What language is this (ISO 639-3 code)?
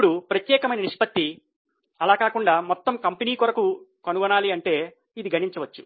tel